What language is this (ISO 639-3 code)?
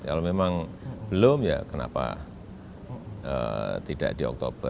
ind